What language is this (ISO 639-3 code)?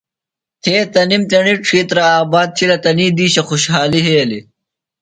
phl